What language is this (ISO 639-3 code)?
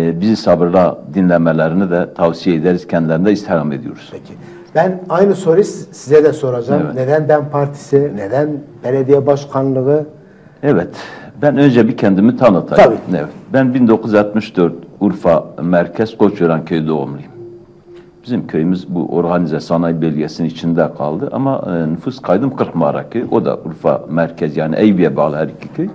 tur